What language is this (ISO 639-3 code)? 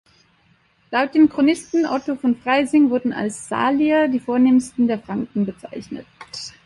deu